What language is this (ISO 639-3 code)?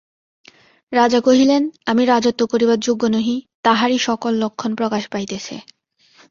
ben